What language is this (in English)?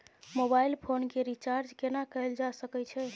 Maithili